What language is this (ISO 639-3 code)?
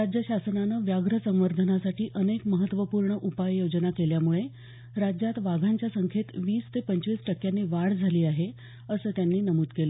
mar